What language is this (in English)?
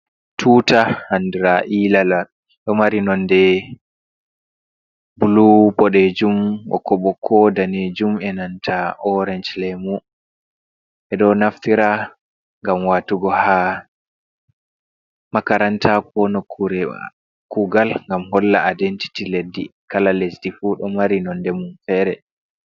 Fula